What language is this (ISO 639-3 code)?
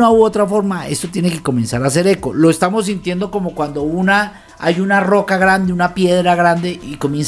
spa